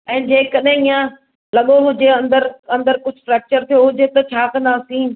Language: Sindhi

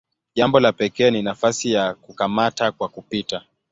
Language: Swahili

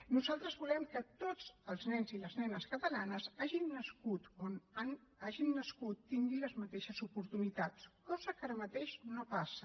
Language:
Catalan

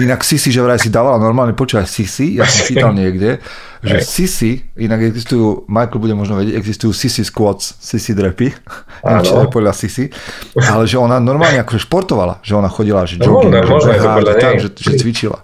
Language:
Slovak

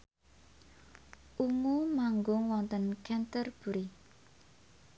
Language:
Javanese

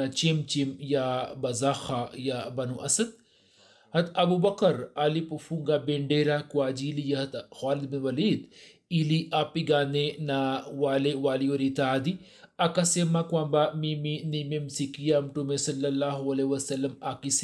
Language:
Swahili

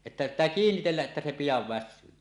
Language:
Finnish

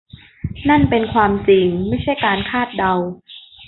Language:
Thai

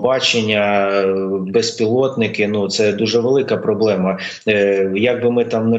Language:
Ukrainian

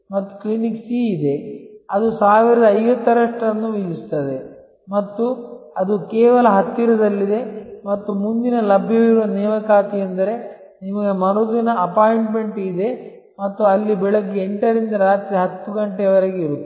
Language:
Kannada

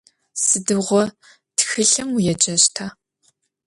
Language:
Adyghe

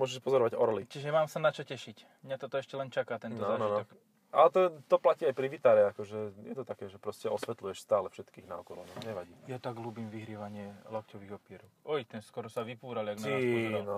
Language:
Slovak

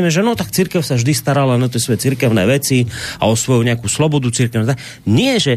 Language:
Slovak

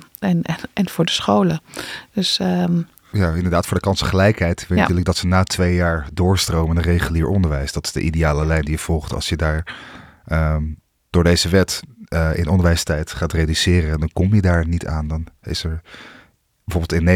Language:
Dutch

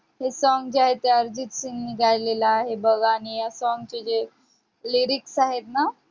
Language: Marathi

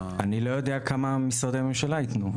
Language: Hebrew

